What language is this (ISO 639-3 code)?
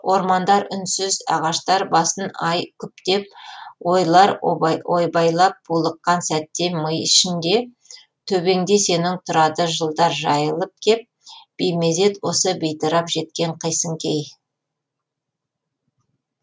kaz